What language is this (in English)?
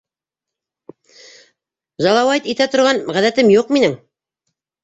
Bashkir